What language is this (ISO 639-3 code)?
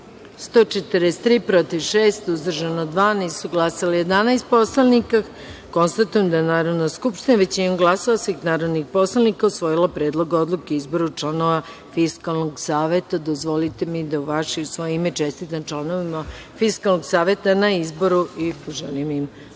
srp